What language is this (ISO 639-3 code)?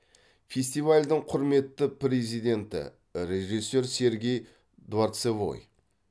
kaz